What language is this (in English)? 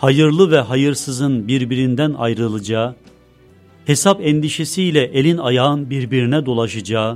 Turkish